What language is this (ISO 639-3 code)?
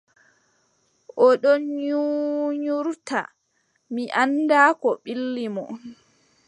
fub